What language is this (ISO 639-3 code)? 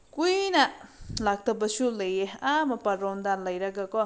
mni